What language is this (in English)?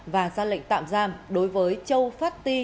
Vietnamese